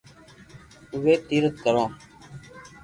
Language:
Loarki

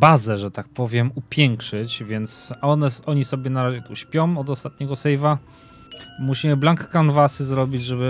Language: Polish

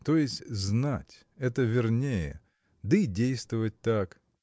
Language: Russian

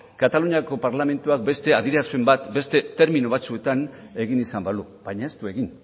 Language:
Basque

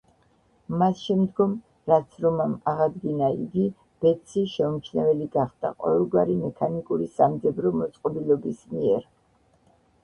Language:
Georgian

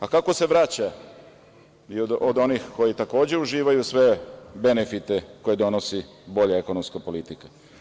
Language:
Serbian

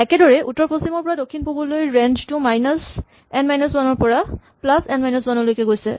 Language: Assamese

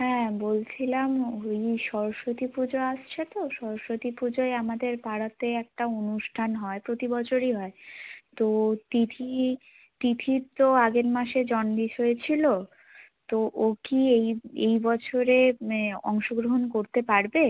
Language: Bangla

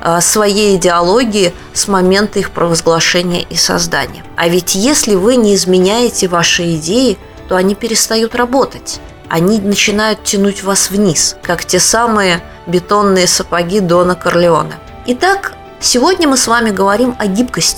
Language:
Russian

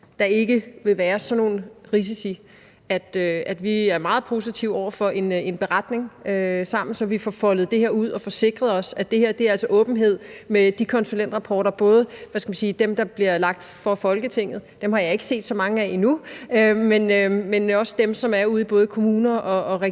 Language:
Danish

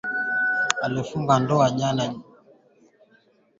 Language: Swahili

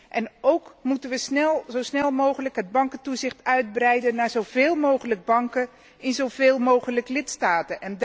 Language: Dutch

